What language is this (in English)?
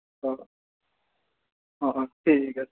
Assamese